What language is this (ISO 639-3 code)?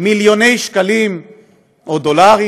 heb